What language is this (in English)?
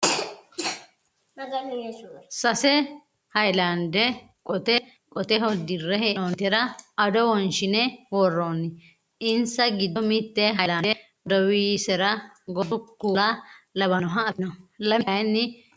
Sidamo